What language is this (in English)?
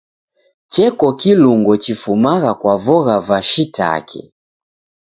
Taita